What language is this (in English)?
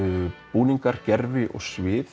Icelandic